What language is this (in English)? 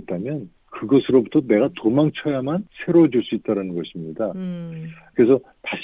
Korean